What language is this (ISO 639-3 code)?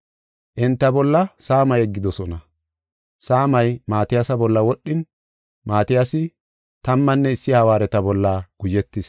gof